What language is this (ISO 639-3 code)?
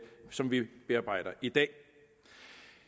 dan